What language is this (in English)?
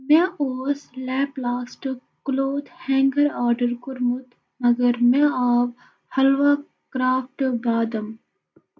Kashmiri